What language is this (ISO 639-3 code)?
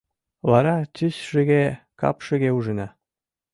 chm